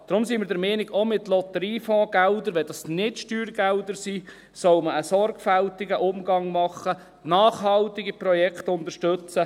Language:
Swiss German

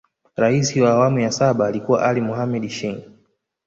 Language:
Swahili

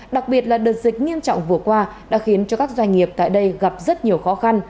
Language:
Vietnamese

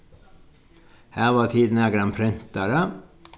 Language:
Faroese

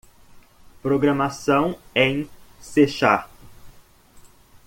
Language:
Portuguese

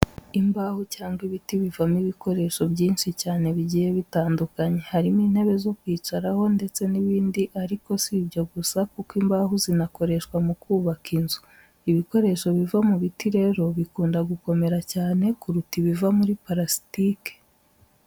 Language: Kinyarwanda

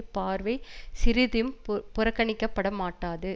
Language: Tamil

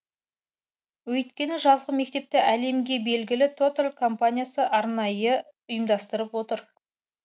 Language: Kazakh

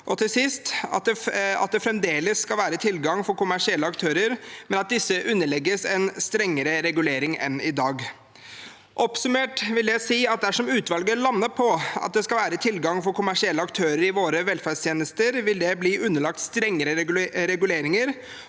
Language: Norwegian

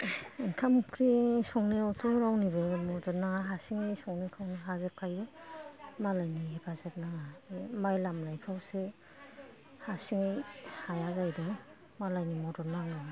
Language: Bodo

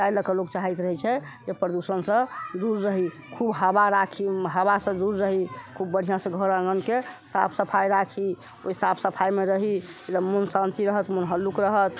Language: Maithili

